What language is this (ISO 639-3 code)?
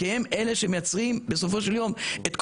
heb